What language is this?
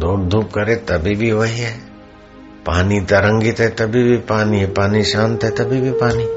Hindi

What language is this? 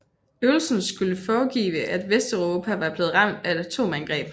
Danish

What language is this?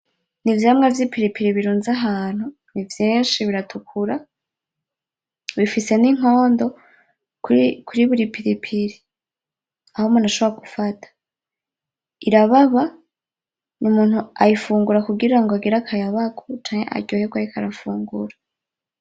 Rundi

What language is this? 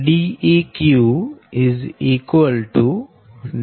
Gujarati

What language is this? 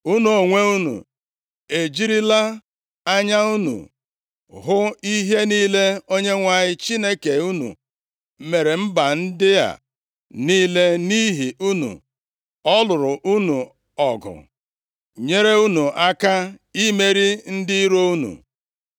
Igbo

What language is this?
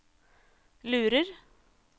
Norwegian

